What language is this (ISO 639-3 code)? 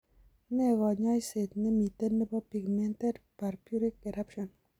kln